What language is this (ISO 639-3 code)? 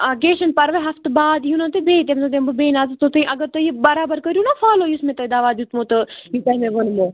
kas